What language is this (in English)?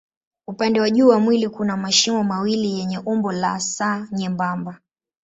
Swahili